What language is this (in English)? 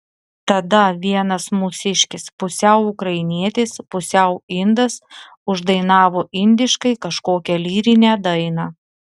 Lithuanian